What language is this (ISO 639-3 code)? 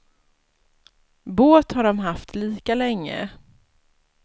swe